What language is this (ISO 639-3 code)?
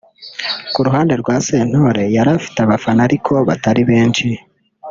kin